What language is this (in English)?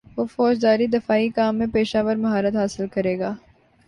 Urdu